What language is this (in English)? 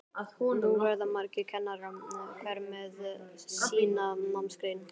Icelandic